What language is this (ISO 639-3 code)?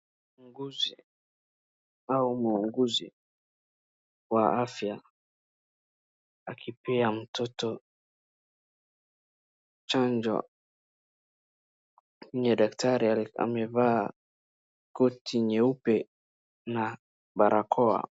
swa